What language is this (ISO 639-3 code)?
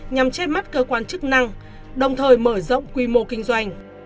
vie